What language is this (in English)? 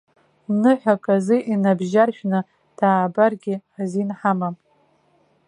Abkhazian